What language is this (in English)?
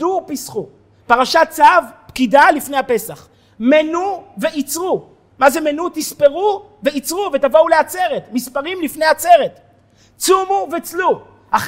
Hebrew